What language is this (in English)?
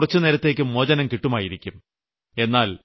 Malayalam